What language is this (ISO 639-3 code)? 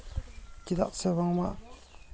sat